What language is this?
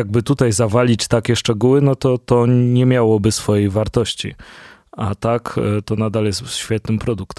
Polish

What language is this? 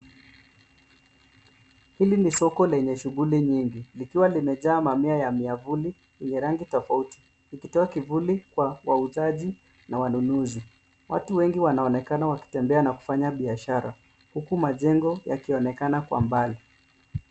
Swahili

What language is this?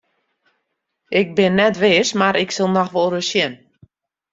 Western Frisian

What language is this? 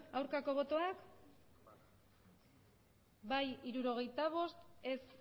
Basque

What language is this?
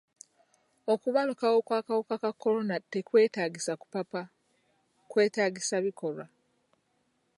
Ganda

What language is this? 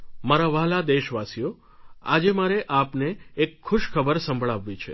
Gujarati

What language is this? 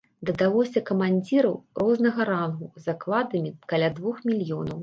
Belarusian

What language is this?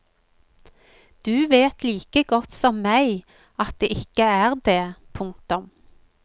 Norwegian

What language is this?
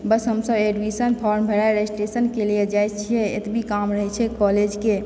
Maithili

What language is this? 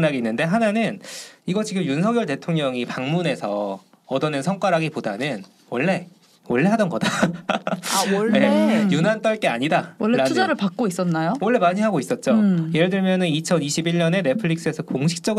Korean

